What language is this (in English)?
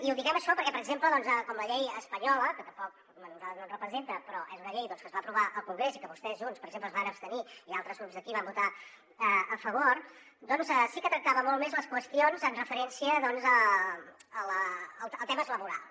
Catalan